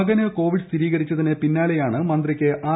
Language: Malayalam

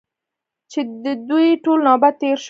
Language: Pashto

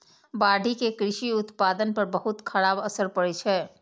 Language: Maithili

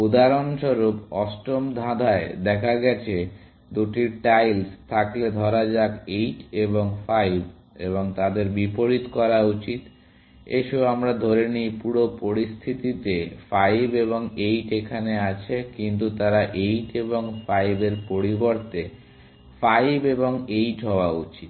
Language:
Bangla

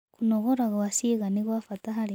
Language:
Kikuyu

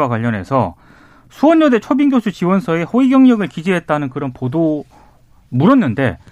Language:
Korean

